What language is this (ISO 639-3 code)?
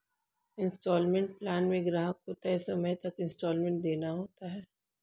hin